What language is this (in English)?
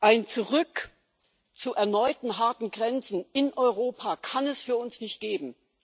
German